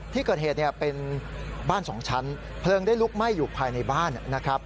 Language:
Thai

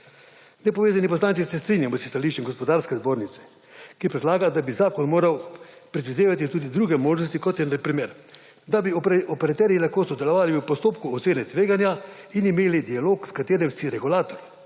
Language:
Slovenian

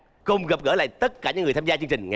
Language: Vietnamese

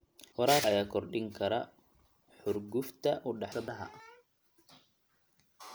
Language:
Somali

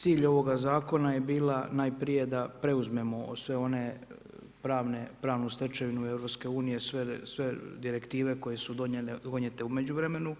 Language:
Croatian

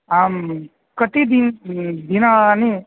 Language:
Sanskrit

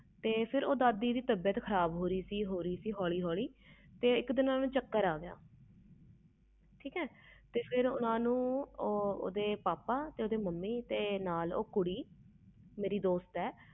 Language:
Punjabi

